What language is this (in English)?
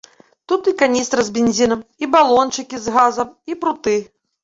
Belarusian